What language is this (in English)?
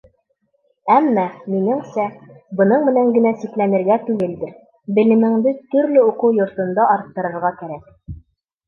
Bashkir